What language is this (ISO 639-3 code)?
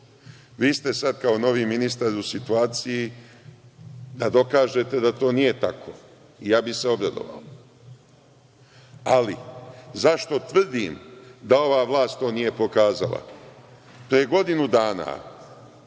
srp